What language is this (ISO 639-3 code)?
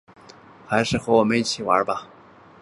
zho